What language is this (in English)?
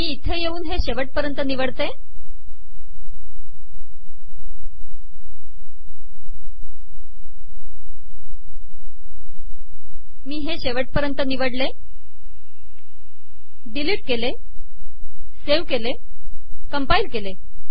Marathi